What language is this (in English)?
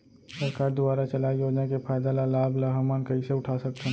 Chhattisgarhi